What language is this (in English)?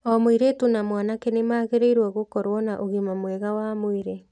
Kikuyu